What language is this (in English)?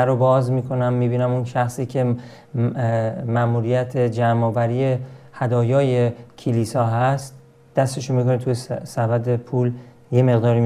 Persian